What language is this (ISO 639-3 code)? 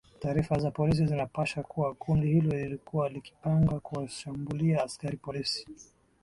swa